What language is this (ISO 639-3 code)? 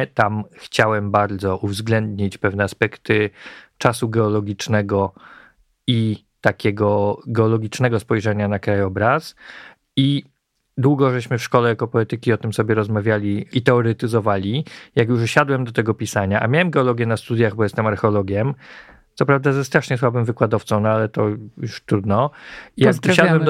pol